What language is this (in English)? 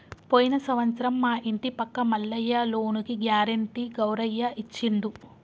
Telugu